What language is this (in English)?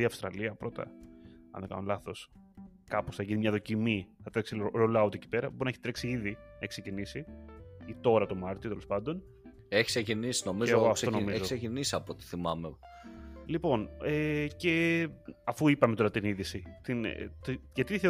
Greek